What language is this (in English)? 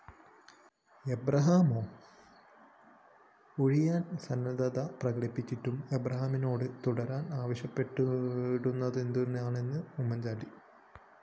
Malayalam